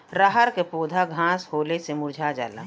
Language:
Bhojpuri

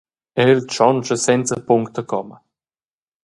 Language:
Romansh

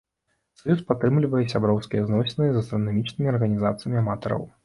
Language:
Belarusian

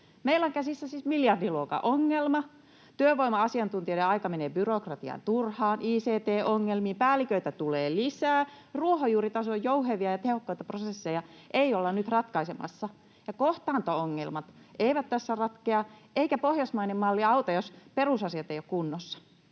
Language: Finnish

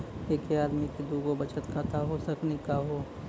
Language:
Maithili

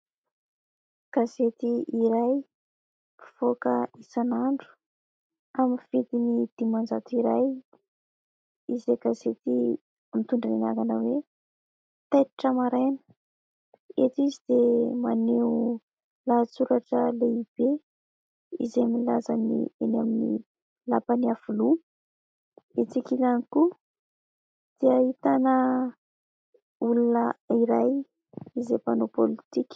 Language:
Malagasy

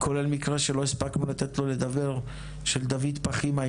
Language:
Hebrew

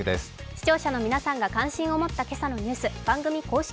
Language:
Japanese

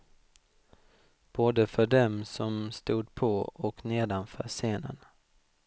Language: Swedish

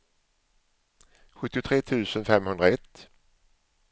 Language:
Swedish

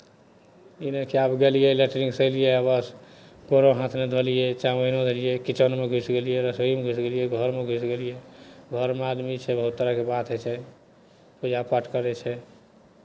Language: Maithili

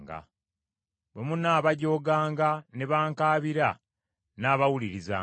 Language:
Ganda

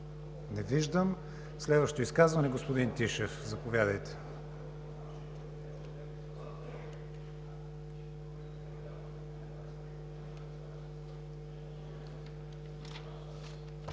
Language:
Bulgarian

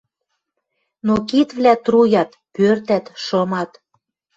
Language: Western Mari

